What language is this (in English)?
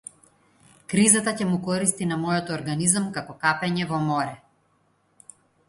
Macedonian